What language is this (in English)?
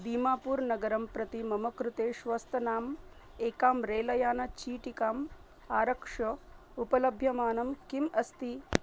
Sanskrit